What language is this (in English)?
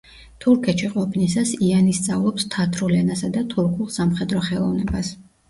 Georgian